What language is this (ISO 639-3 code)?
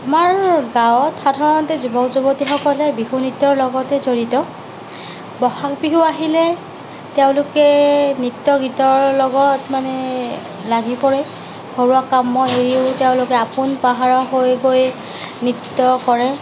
asm